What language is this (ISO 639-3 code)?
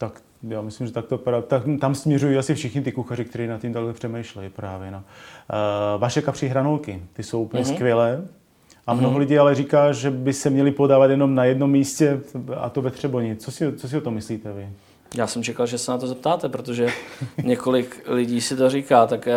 ces